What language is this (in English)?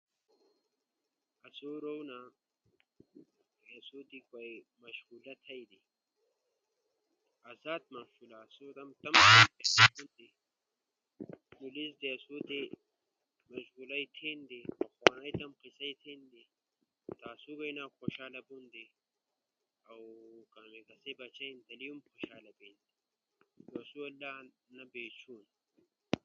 Ushojo